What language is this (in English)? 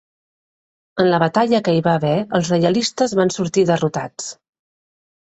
Catalan